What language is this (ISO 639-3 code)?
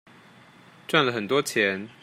zho